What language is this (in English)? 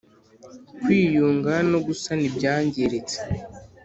Kinyarwanda